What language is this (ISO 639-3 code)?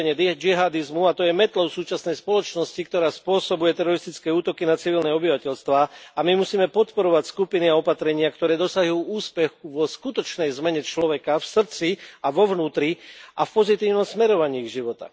slk